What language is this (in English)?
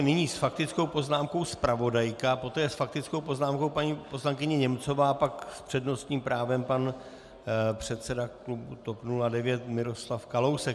Czech